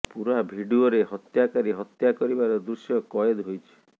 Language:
Odia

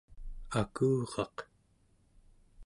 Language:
Central Yupik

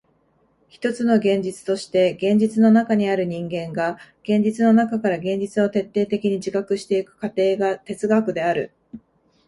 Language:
Japanese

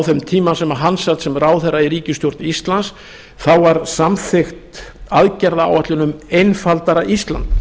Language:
Icelandic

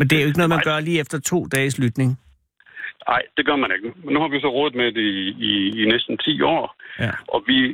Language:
Danish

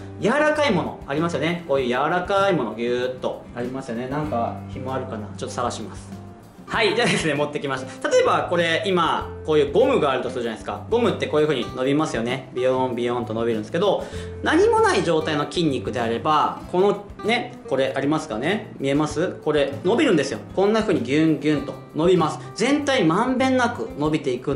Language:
Japanese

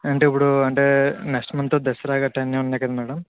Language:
Telugu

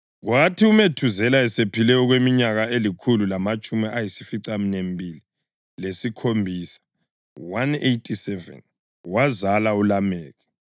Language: North Ndebele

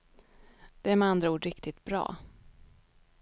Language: Swedish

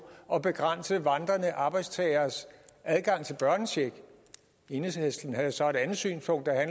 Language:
Danish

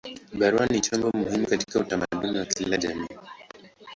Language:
Swahili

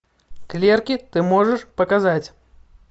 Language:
Russian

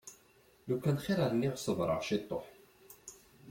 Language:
Kabyle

